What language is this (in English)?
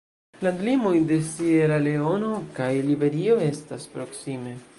Esperanto